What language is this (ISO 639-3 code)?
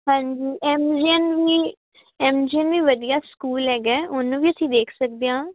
pan